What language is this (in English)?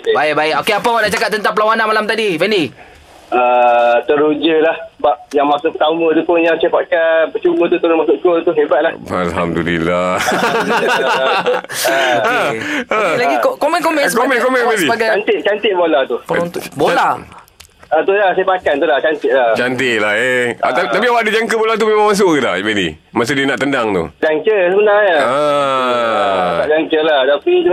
Malay